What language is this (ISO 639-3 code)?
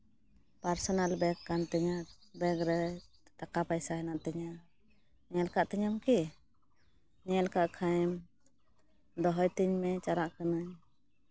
sat